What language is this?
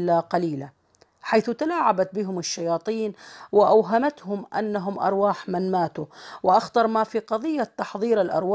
Arabic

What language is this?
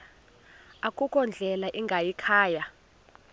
Xhosa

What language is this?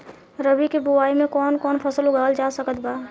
Bhojpuri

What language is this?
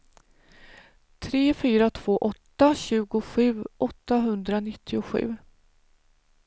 Swedish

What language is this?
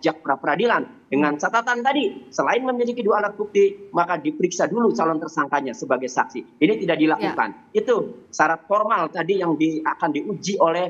Indonesian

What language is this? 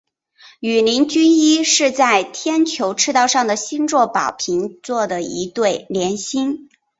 Chinese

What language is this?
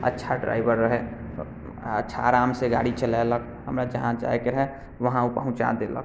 Maithili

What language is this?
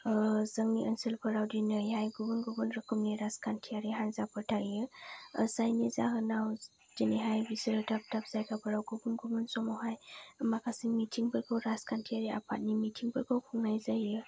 Bodo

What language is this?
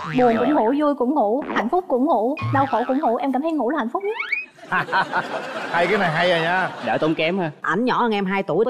Vietnamese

